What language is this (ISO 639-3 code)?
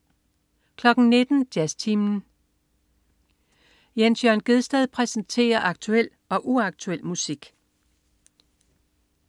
dan